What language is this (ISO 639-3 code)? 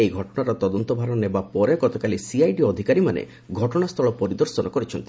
ori